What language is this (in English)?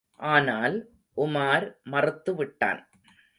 Tamil